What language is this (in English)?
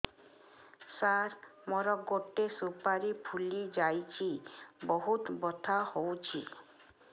Odia